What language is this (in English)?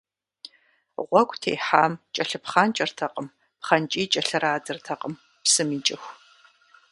Kabardian